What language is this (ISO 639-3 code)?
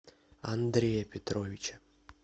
rus